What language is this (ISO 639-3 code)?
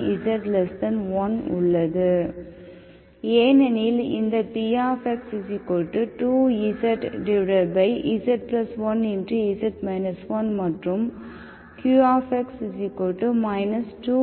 tam